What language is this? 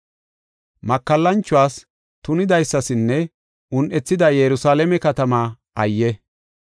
Gofa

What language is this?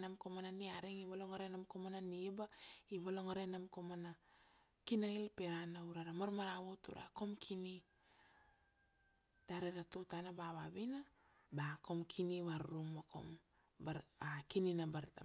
Kuanua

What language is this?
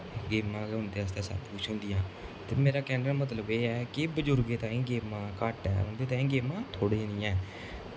Dogri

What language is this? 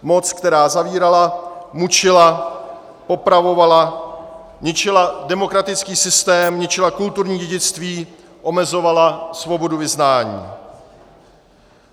Czech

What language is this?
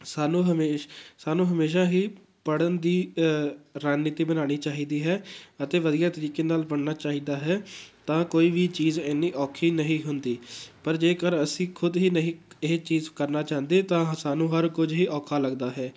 Punjabi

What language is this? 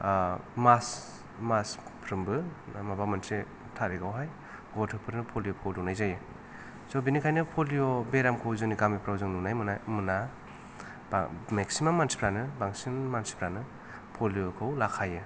Bodo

